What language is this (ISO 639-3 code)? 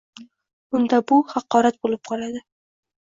uzb